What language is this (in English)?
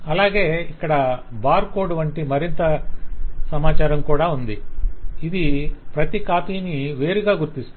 Telugu